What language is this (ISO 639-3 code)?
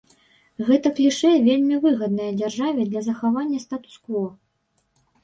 bel